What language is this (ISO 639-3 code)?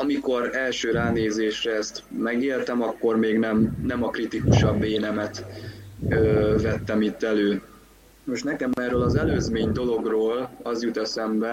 hun